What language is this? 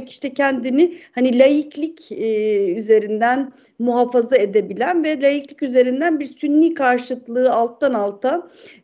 Turkish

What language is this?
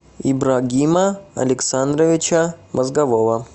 Russian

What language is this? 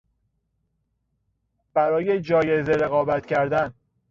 Persian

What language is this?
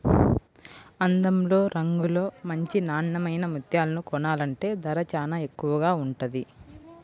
Telugu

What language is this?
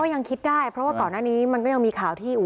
Thai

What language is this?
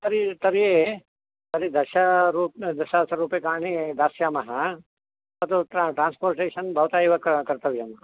Sanskrit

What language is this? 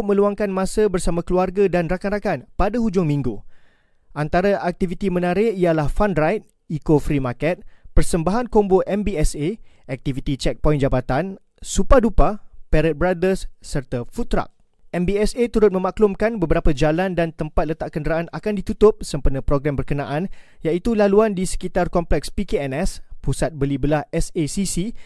Malay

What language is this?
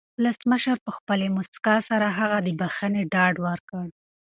Pashto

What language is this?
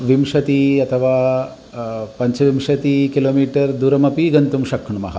Sanskrit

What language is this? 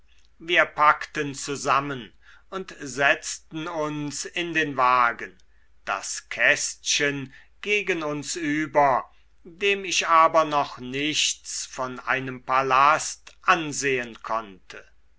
German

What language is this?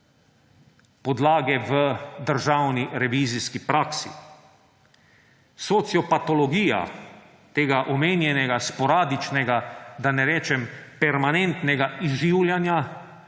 Slovenian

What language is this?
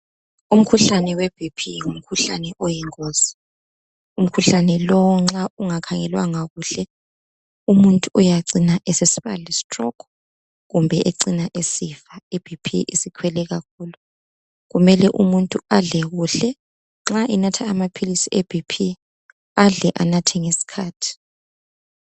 North Ndebele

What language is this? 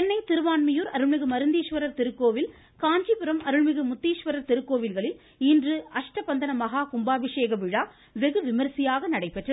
Tamil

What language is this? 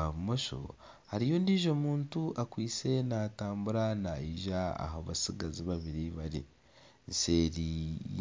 Nyankole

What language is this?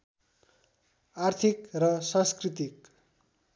Nepali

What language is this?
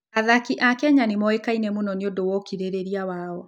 Kikuyu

